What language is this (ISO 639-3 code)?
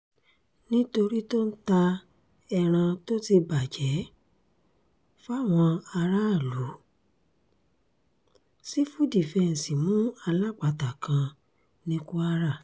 yor